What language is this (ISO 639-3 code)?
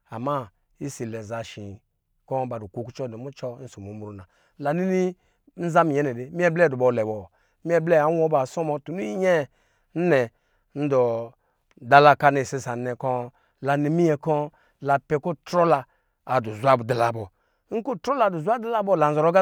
mgi